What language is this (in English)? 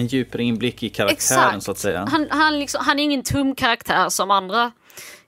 Swedish